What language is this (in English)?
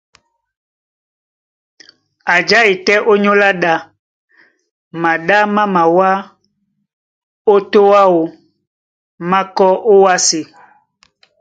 Duala